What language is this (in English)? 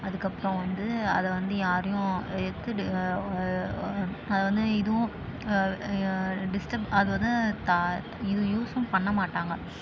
Tamil